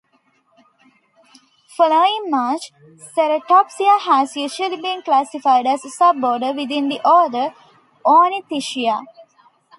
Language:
English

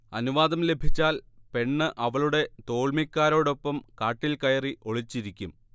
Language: Malayalam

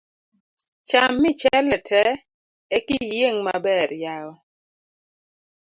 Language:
Luo (Kenya and Tanzania)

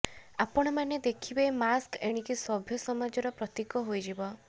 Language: Odia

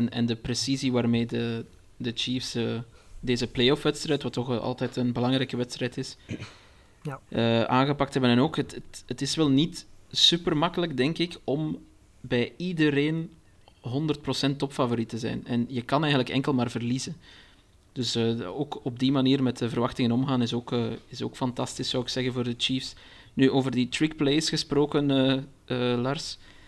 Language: Dutch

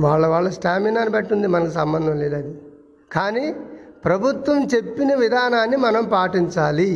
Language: Telugu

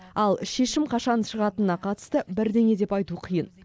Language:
Kazakh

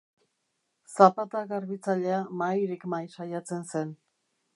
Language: Basque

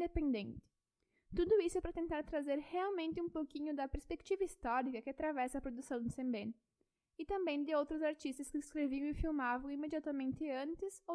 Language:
Portuguese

